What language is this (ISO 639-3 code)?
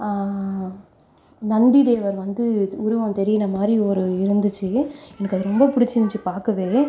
tam